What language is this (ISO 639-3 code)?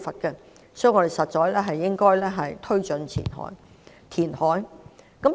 yue